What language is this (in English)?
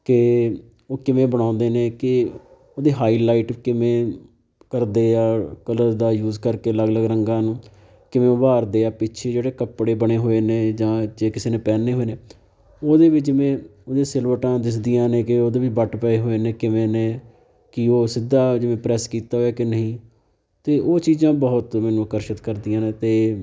Punjabi